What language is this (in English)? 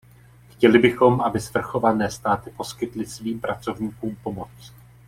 Czech